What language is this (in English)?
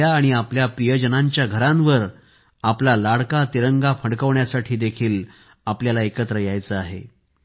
Marathi